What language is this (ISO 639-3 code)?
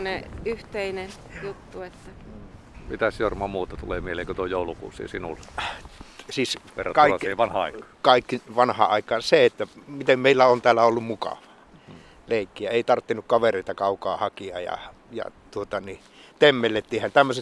fin